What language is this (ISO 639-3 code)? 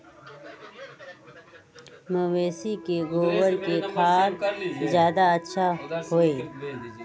mag